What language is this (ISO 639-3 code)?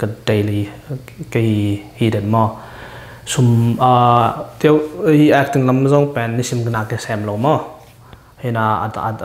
tha